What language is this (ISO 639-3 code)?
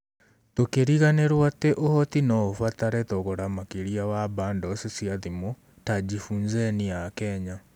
kik